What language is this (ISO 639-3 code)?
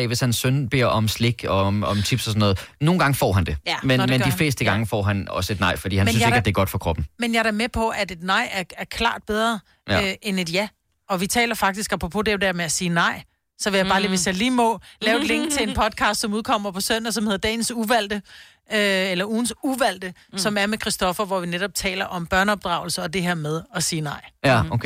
dan